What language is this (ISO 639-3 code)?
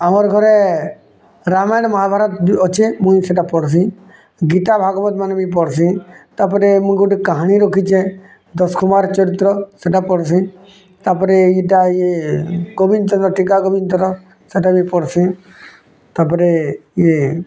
ori